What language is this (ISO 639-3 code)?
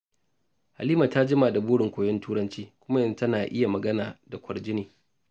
hau